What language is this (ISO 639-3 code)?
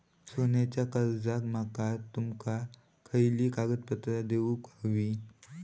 mar